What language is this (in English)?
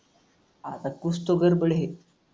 Marathi